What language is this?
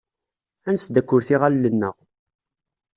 Kabyle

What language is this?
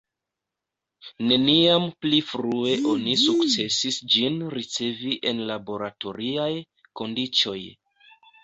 Esperanto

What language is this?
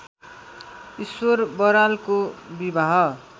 Nepali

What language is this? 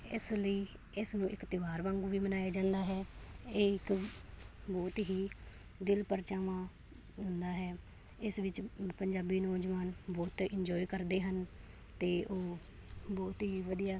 Punjabi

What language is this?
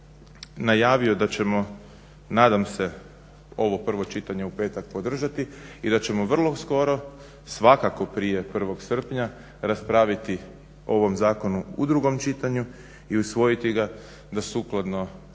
Croatian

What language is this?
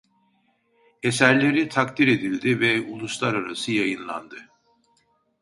Turkish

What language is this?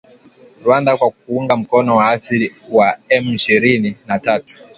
Swahili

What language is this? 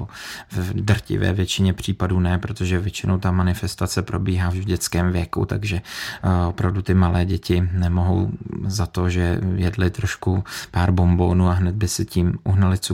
Czech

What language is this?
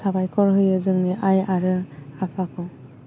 Bodo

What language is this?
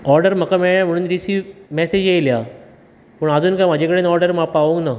Konkani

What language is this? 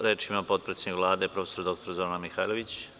Serbian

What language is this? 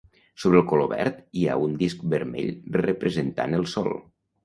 Catalan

